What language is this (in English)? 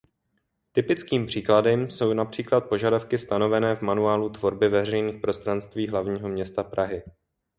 Czech